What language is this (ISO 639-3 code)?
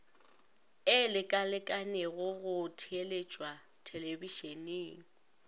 nso